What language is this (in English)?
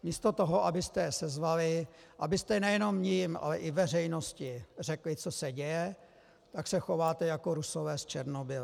Czech